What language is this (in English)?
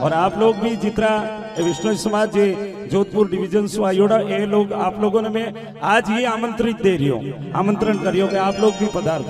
Hindi